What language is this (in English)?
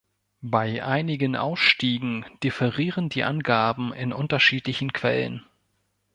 German